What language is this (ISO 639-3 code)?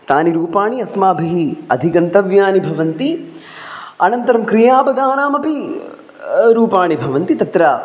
san